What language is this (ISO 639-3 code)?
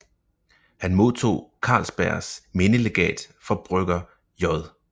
dan